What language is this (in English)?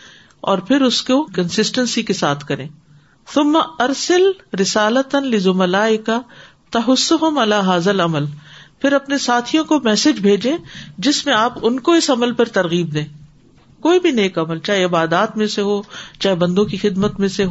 Urdu